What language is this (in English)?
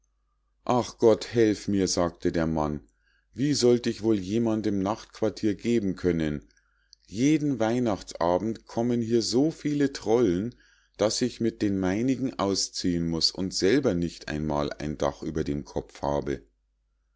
German